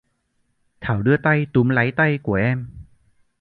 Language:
Vietnamese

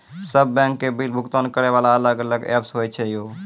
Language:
Maithili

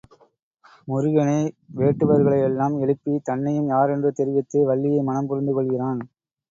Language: Tamil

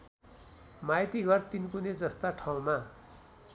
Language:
Nepali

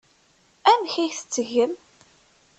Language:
Kabyle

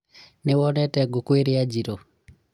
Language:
Kikuyu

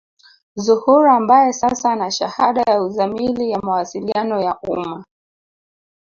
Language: Swahili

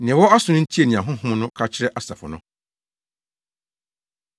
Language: Akan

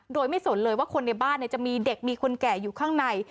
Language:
Thai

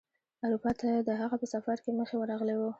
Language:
Pashto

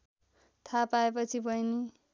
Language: Nepali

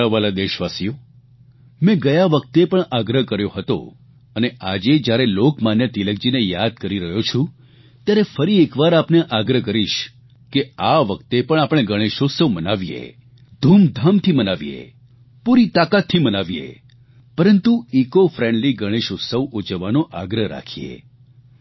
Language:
Gujarati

